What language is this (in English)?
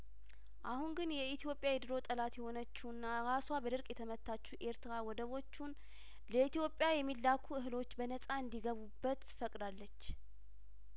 Amharic